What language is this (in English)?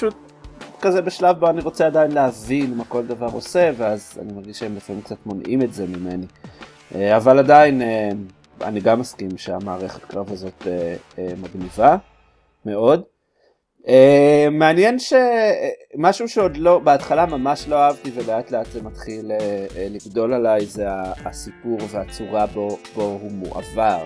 Hebrew